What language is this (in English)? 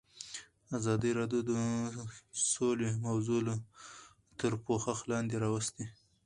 Pashto